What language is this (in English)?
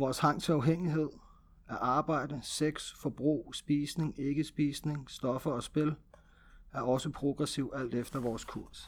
Danish